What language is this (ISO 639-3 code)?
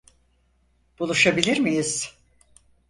tur